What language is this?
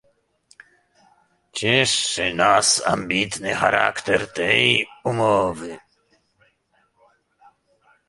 Polish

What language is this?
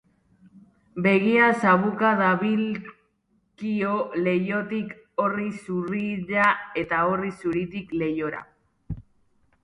Basque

